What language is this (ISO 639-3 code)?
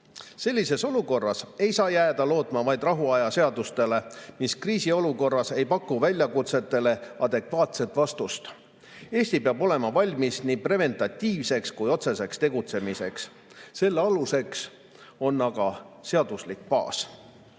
est